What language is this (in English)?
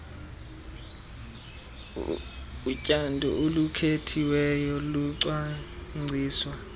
Xhosa